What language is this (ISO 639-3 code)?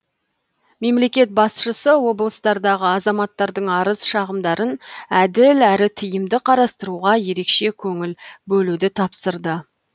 kaz